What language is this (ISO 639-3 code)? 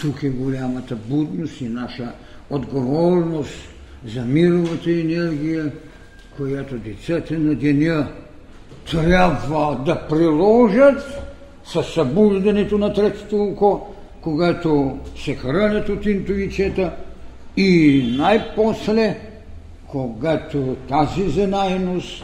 bul